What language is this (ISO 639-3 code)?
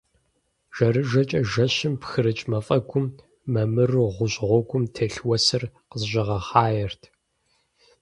kbd